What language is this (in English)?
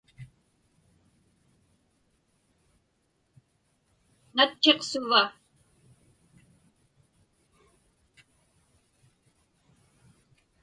Inupiaq